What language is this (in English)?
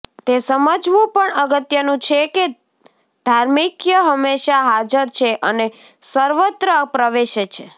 Gujarati